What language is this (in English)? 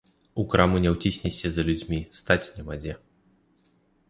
Belarusian